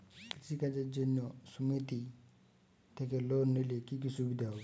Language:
Bangla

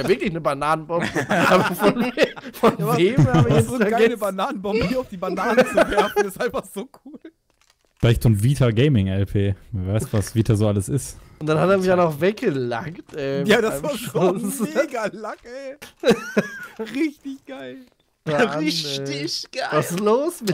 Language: German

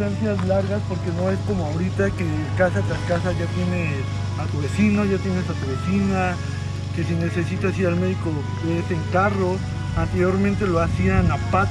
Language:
Spanish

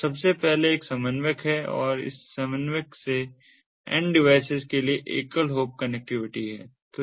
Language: Hindi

